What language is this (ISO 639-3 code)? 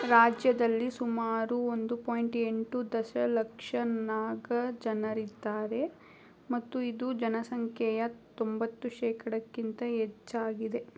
kan